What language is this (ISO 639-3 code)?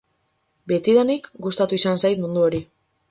eus